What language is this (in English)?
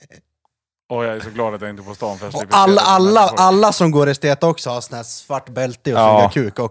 Swedish